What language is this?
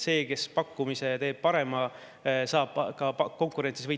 Estonian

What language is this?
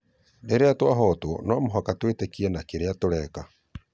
Kikuyu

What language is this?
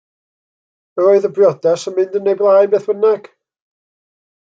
Welsh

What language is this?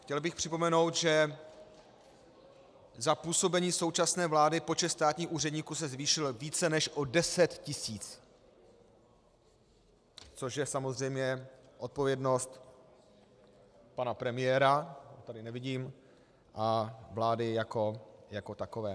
Czech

